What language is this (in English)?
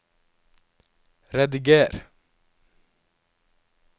Norwegian